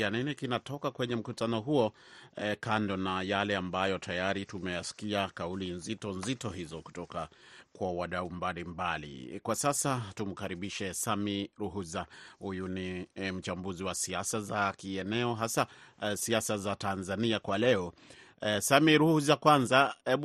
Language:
Swahili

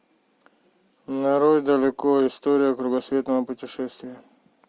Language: Russian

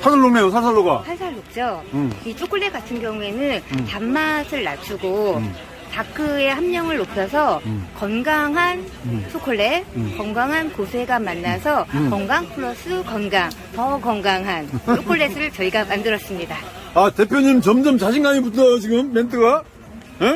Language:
Korean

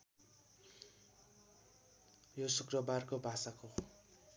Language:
Nepali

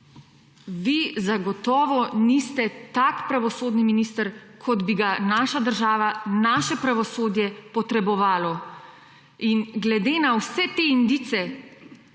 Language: Slovenian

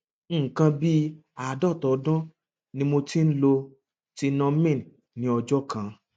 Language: Yoruba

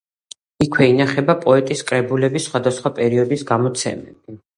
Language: Georgian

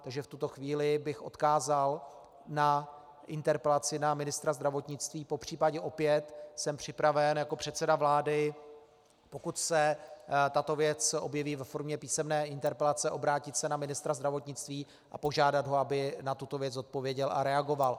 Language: Czech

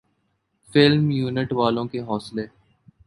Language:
Urdu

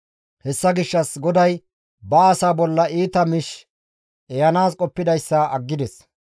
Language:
Gamo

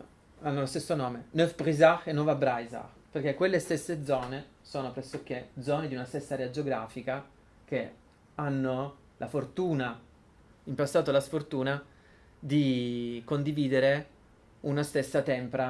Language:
Italian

